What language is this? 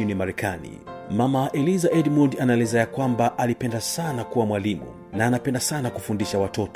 Swahili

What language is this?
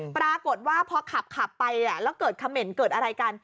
Thai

